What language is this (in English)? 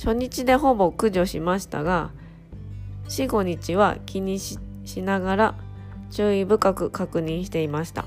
Japanese